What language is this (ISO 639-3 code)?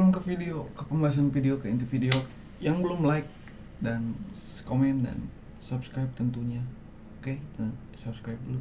ind